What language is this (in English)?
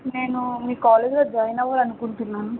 Telugu